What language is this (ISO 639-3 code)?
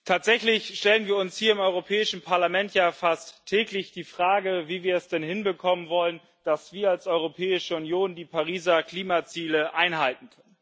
deu